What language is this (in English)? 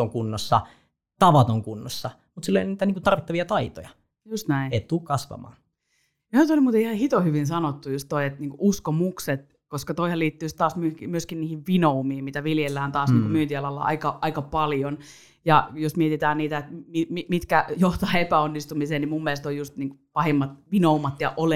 Finnish